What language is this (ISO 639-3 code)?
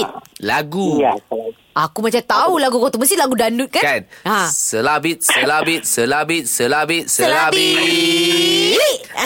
msa